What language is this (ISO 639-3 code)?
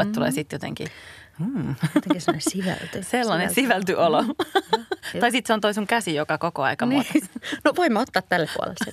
fin